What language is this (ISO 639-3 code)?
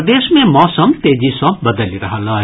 mai